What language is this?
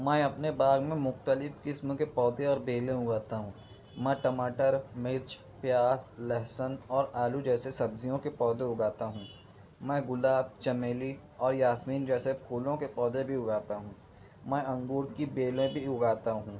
Urdu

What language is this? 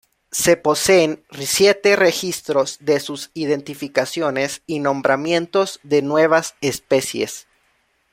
Spanish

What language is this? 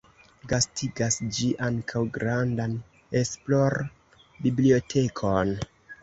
Esperanto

